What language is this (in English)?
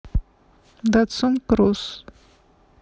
Russian